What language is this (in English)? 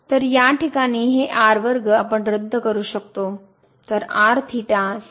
Marathi